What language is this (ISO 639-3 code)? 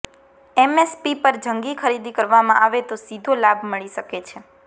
guj